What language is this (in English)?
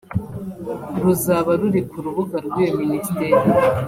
Kinyarwanda